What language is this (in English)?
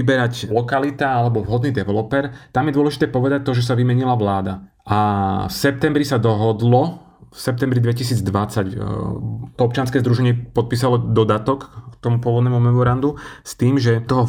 Slovak